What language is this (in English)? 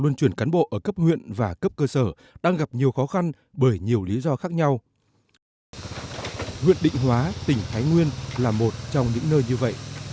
Vietnamese